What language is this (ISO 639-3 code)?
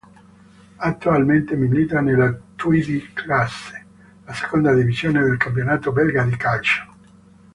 ita